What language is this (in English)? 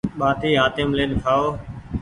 Goaria